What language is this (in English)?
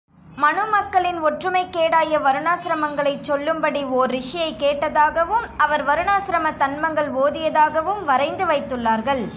Tamil